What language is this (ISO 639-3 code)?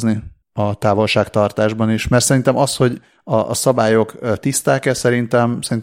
hun